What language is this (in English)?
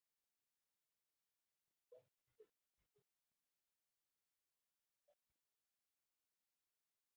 Spanish